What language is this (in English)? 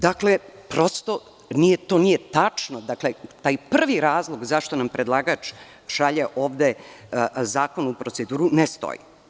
Serbian